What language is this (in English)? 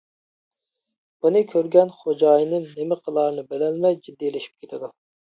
Uyghur